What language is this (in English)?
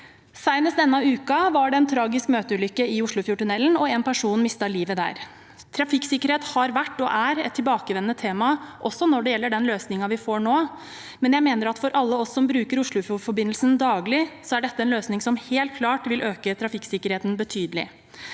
Norwegian